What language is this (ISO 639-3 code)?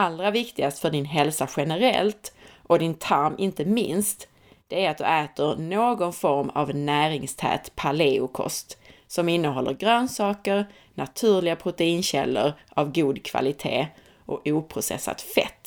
swe